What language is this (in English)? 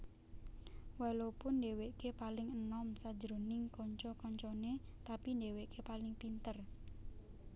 Javanese